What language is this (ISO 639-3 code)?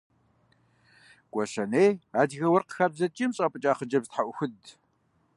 kbd